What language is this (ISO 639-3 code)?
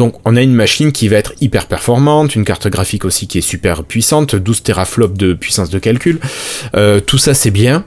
fra